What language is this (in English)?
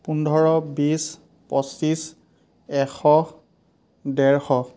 Assamese